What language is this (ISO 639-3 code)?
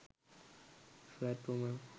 sin